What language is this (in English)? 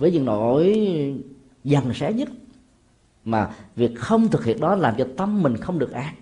Vietnamese